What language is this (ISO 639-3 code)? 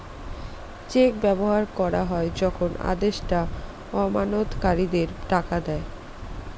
ben